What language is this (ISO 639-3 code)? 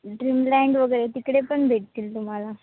mar